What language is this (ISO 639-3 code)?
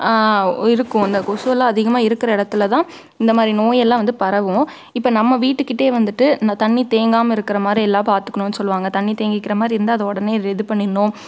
tam